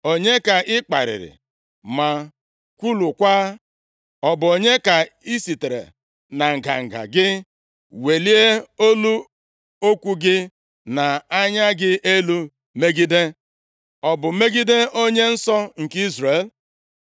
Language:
Igbo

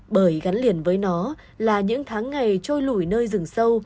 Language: Vietnamese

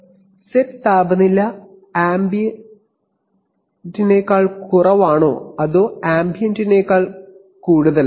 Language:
Malayalam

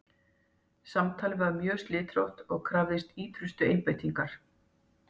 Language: Icelandic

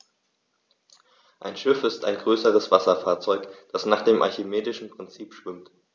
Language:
German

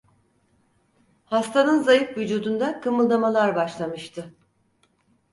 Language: Turkish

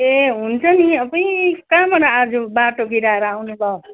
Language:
Nepali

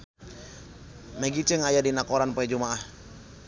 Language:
Sundanese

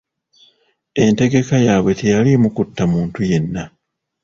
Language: Ganda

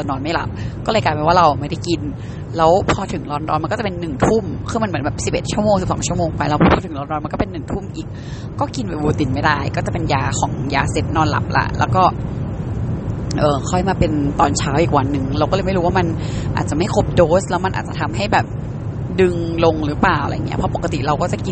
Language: Thai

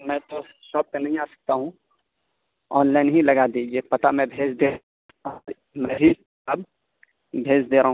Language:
Urdu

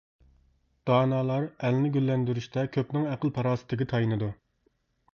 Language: Uyghur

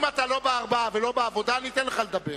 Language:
Hebrew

